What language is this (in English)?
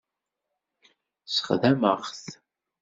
Kabyle